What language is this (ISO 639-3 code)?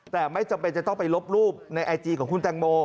tha